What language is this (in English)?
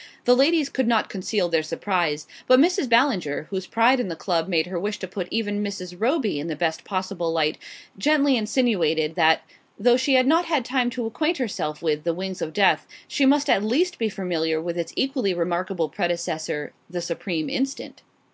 English